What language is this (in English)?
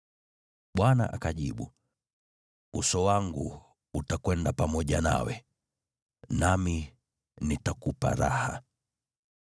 Swahili